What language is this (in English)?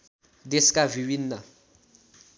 Nepali